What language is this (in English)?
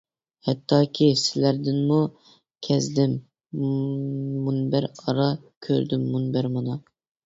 Uyghur